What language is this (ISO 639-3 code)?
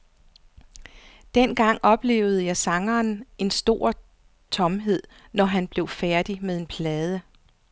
dan